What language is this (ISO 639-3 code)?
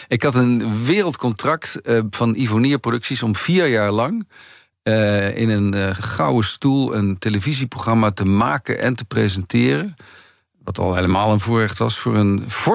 nld